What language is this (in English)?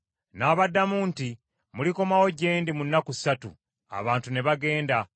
Ganda